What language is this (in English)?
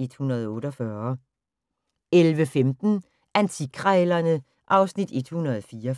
Danish